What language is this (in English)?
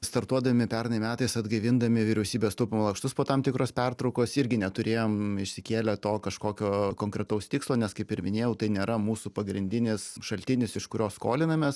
Lithuanian